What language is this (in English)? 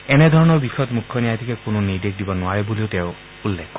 Assamese